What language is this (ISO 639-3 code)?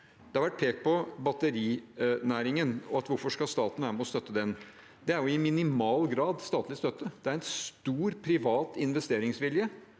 nor